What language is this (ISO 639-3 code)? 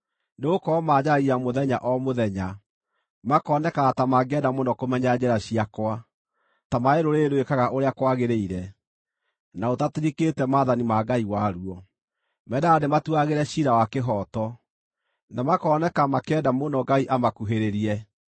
kik